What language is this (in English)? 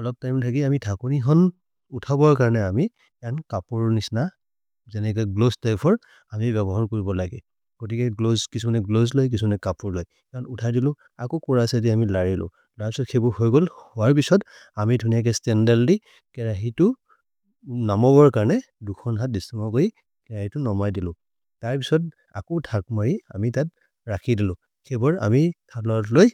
Maria (India)